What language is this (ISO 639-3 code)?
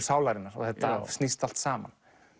isl